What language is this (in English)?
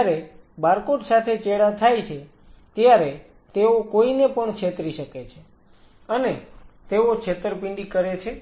Gujarati